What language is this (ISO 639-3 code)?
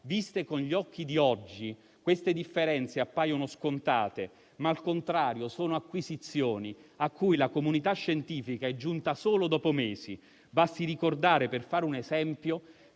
ita